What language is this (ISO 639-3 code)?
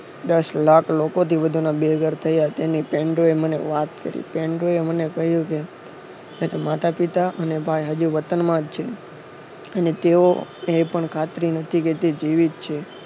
guj